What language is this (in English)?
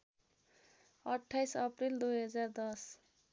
Nepali